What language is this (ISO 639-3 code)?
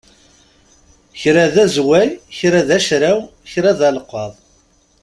kab